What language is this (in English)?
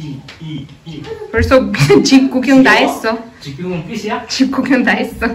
Korean